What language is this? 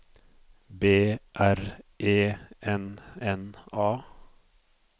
Norwegian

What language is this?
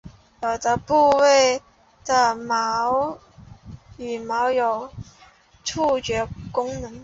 Chinese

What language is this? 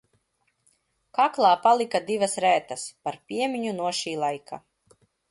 Latvian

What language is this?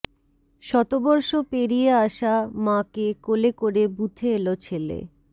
Bangla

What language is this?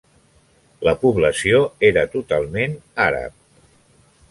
Catalan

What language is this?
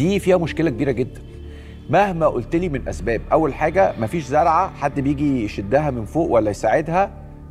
Arabic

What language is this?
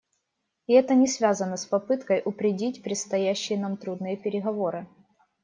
Russian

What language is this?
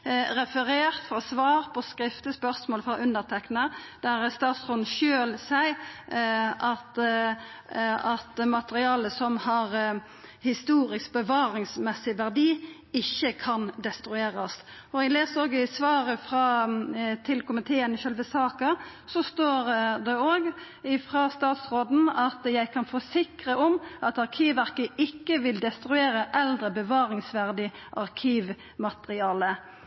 Norwegian Nynorsk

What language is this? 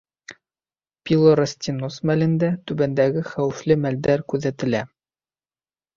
Bashkir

